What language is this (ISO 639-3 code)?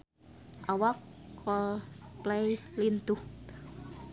sun